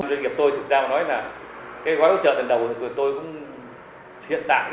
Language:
Vietnamese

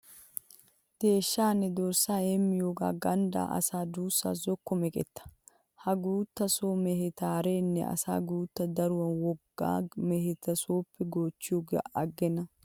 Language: Wolaytta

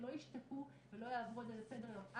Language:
Hebrew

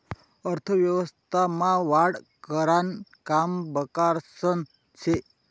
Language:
Marathi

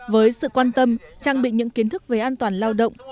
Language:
Vietnamese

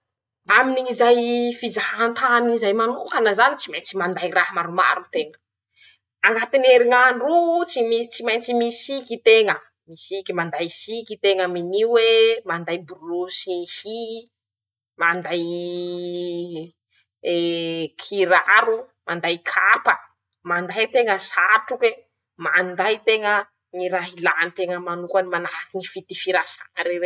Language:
Masikoro Malagasy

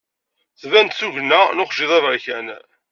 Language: Kabyle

